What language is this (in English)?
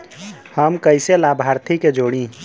Bhojpuri